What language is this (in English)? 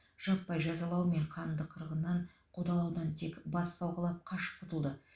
Kazakh